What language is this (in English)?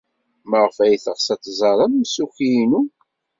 Kabyle